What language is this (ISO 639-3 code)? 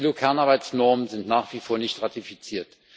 deu